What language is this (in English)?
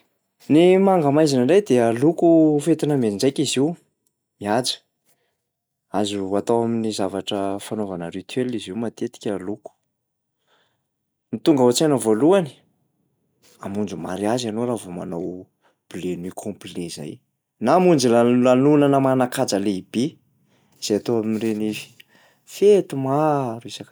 Malagasy